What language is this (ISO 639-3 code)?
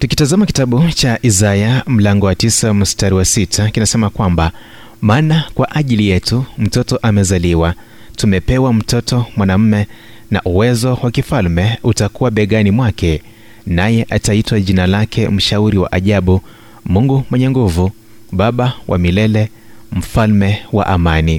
swa